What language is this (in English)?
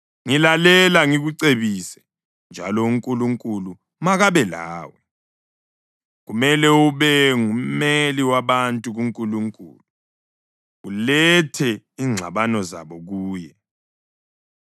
North Ndebele